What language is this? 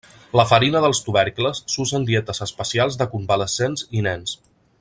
Catalan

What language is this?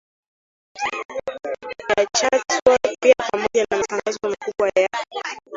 Swahili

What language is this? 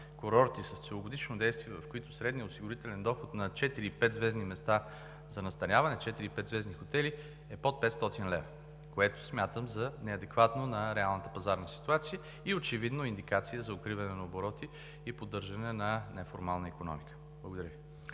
Bulgarian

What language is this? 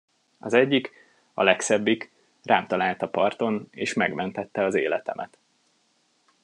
Hungarian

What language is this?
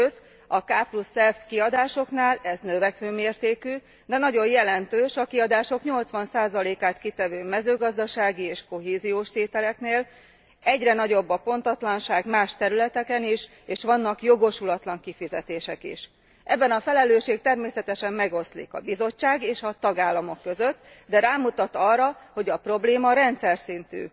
Hungarian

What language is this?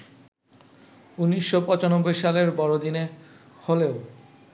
Bangla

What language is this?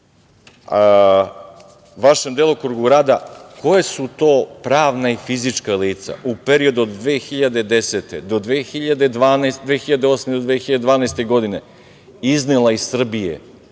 Serbian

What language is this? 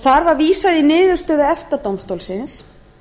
Icelandic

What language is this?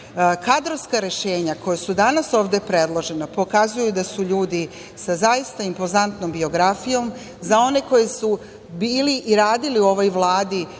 Serbian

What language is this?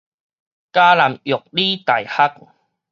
Min Nan Chinese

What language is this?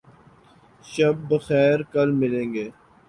Urdu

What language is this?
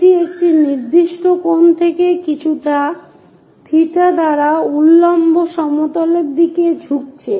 Bangla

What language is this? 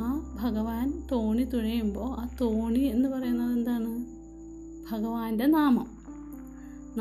Malayalam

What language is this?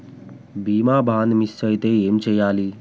Telugu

